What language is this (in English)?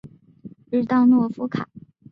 Chinese